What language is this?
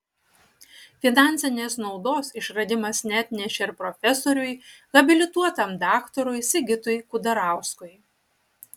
Lithuanian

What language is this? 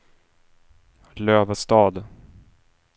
Swedish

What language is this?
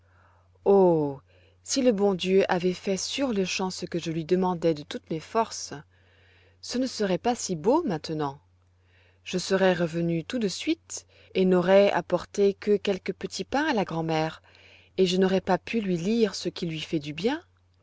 French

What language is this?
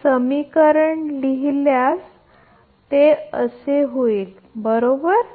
Marathi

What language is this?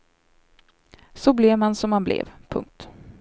Swedish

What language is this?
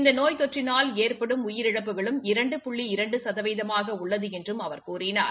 Tamil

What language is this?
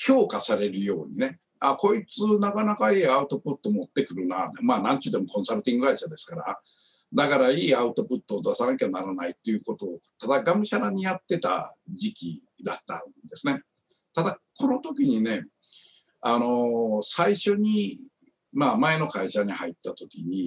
Japanese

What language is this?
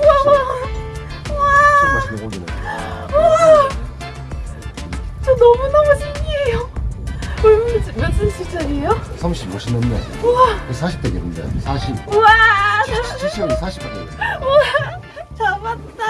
Korean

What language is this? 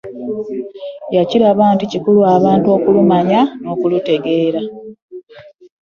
Ganda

